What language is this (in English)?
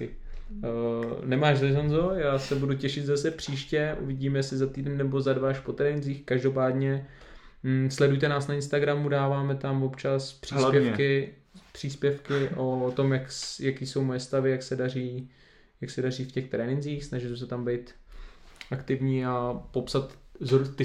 Czech